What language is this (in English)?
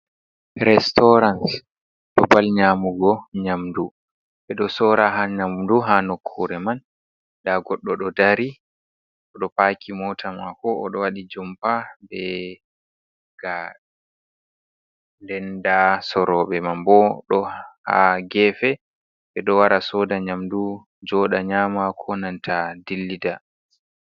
Fula